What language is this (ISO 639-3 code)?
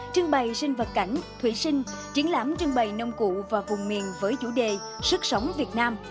vie